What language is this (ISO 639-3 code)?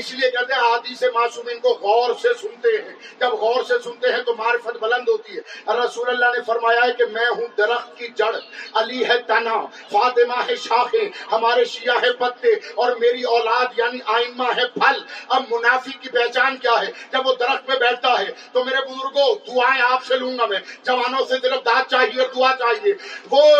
urd